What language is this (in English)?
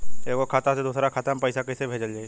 Bhojpuri